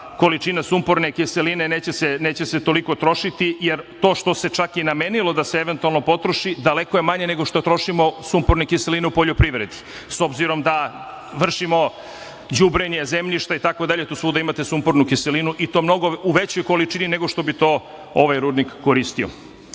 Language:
Serbian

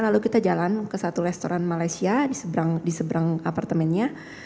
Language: Indonesian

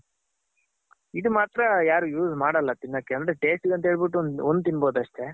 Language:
Kannada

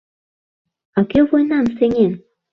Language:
Mari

